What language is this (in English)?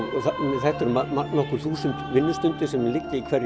Icelandic